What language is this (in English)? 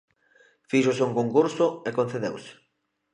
Galician